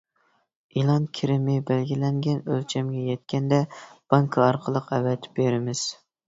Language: Uyghur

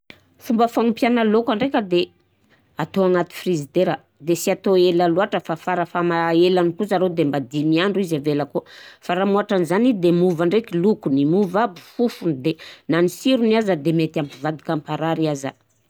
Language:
Southern Betsimisaraka Malagasy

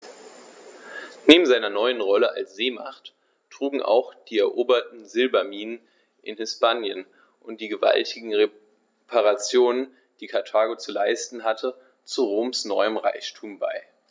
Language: German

